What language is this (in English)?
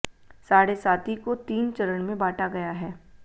Hindi